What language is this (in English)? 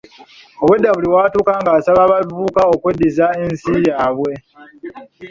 Ganda